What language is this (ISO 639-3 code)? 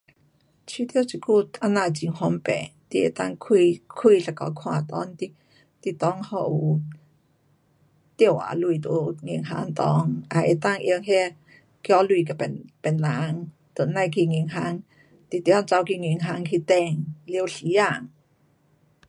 cpx